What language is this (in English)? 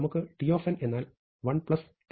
Malayalam